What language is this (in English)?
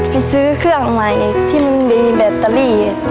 Thai